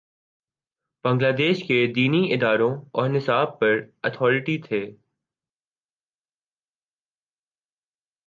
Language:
Urdu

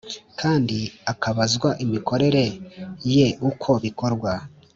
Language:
Kinyarwanda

